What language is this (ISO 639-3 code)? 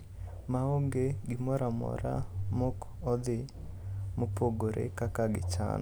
luo